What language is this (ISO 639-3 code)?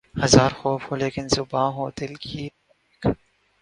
urd